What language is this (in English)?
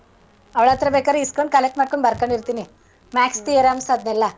Kannada